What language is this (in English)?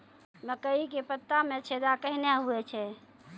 Maithili